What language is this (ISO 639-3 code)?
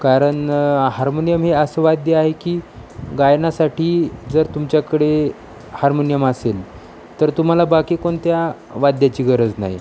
mar